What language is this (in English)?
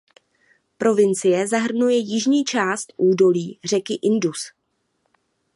Czech